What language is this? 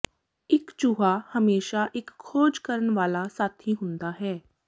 Punjabi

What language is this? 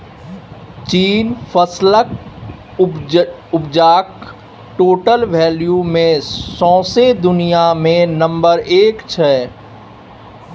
Maithili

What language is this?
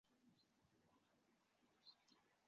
Uzbek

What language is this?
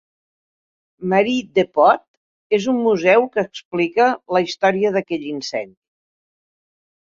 Catalan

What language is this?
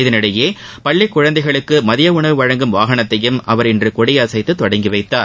Tamil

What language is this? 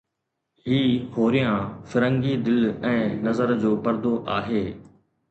Sindhi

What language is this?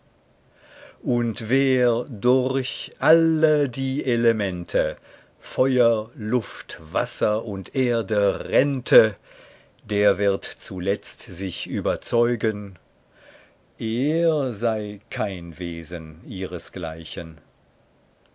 German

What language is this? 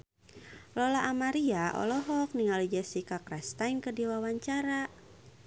Sundanese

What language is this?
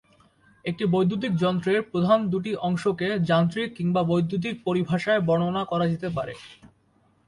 Bangla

